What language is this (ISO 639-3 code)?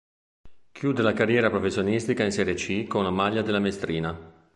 ita